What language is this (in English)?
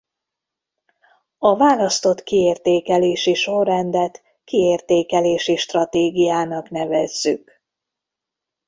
Hungarian